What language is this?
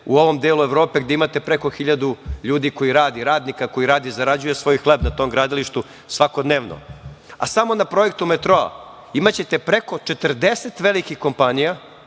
Serbian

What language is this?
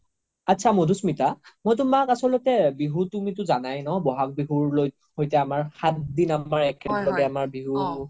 Assamese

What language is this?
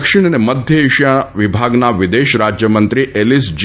Gujarati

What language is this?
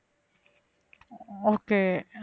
Tamil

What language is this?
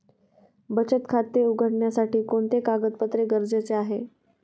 Marathi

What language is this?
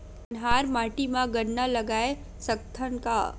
Chhattisgarhi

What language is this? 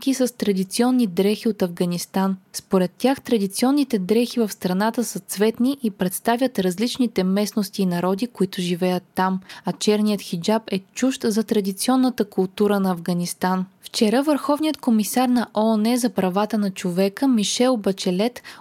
Bulgarian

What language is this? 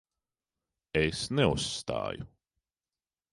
Latvian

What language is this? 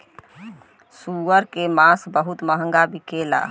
Bhojpuri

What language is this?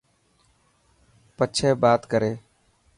Dhatki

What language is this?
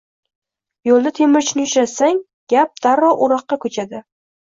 Uzbek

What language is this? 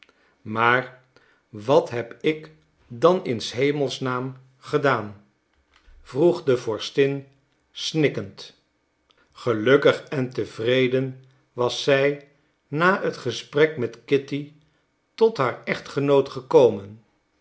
Dutch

